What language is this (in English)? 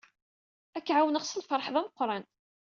Kabyle